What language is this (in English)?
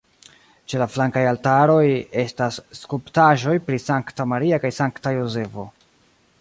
Esperanto